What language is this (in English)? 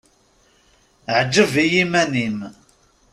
Kabyle